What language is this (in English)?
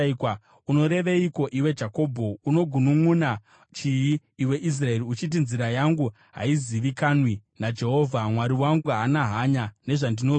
Shona